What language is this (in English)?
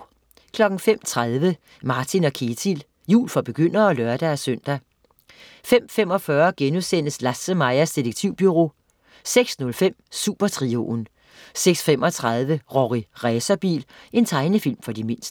Danish